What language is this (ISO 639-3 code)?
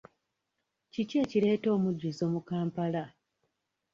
lug